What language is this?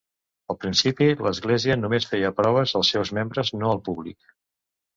Catalan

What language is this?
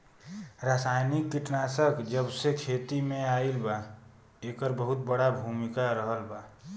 Bhojpuri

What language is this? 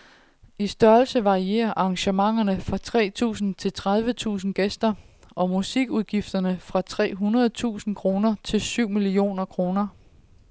Danish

